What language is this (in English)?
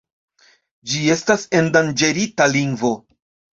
Esperanto